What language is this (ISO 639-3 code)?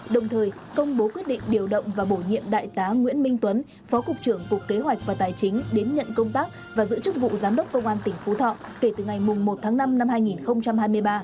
vie